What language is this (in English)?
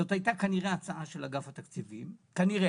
Hebrew